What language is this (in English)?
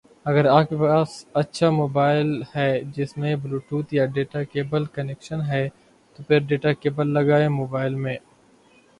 Urdu